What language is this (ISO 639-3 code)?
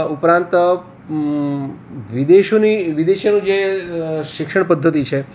guj